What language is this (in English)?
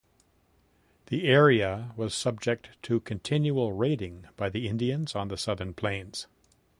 English